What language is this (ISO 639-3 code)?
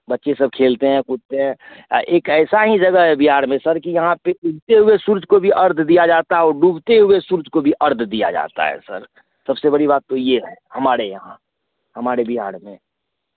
hin